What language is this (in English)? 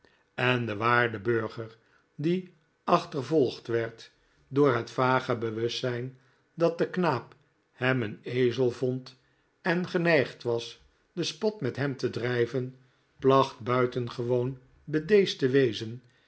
Dutch